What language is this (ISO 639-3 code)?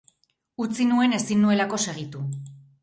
eus